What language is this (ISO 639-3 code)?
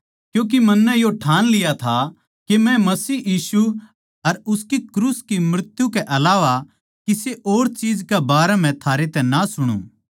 bgc